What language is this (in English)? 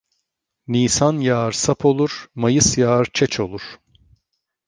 Turkish